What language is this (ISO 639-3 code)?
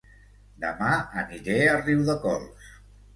cat